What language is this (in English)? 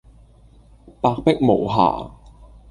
Cantonese